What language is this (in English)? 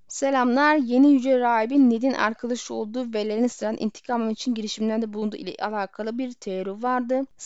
Turkish